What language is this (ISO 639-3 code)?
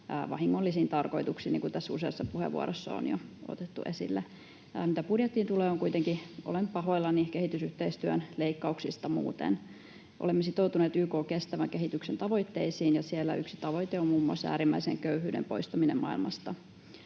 fin